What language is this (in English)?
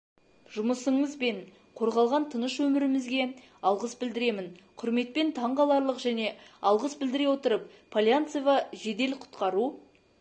Kazakh